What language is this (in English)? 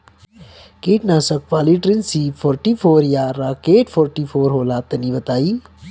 Bhojpuri